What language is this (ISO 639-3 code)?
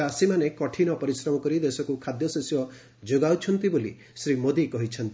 ori